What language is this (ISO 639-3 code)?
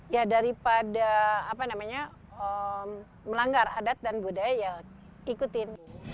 ind